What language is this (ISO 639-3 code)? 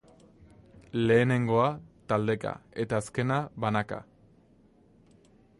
eus